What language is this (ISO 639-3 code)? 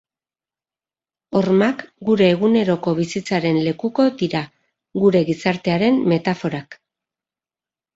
eus